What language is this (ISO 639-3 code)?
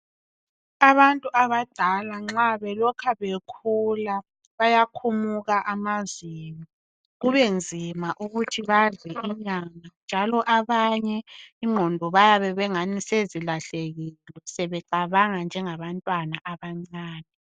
nde